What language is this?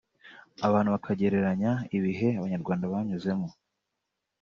Kinyarwanda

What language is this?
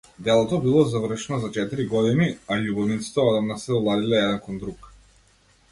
Macedonian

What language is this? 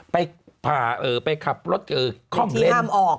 Thai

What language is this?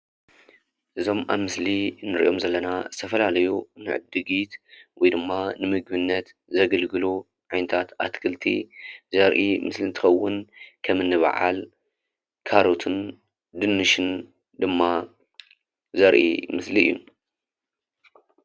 Tigrinya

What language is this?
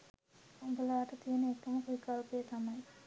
Sinhala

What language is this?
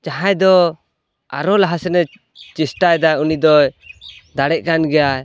Santali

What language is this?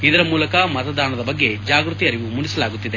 Kannada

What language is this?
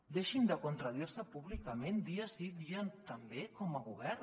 Catalan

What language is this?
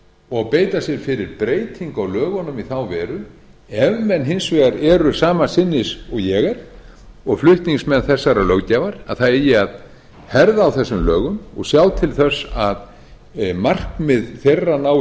Icelandic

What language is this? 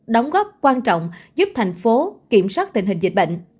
Vietnamese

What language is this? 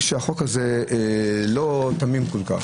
Hebrew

